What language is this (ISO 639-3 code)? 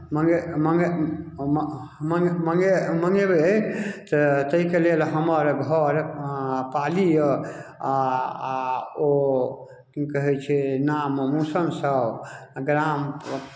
mai